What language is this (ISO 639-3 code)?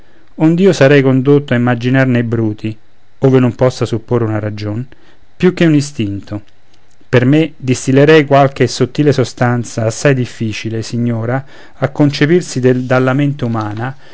ita